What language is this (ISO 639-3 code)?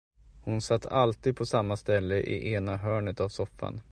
swe